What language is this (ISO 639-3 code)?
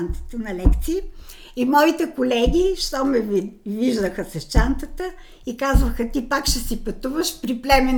bul